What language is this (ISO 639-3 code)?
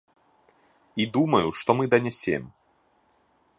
bel